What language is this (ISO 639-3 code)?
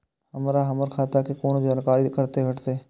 mai